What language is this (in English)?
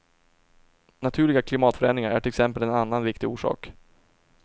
Swedish